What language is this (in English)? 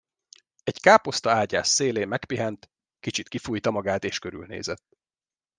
Hungarian